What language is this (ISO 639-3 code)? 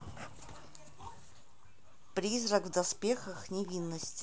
rus